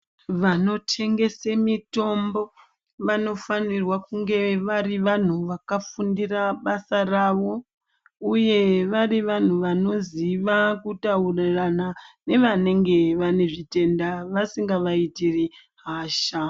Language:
Ndau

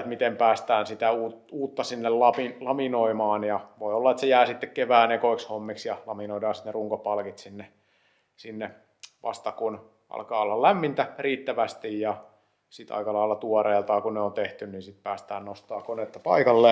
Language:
Finnish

